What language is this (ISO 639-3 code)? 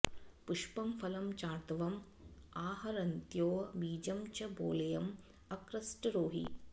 san